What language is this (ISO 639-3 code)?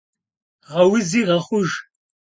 kbd